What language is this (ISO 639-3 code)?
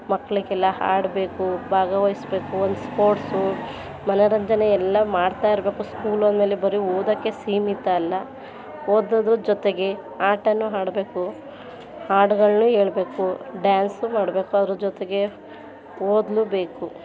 kan